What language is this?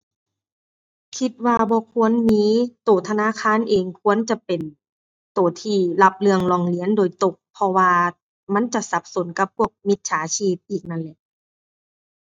Thai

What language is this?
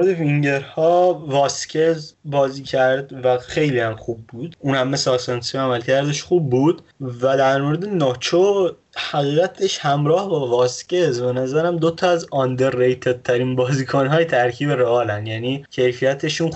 Persian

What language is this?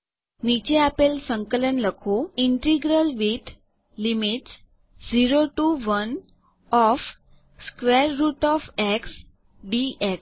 Gujarati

